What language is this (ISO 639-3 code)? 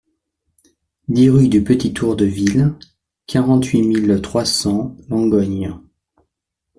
fra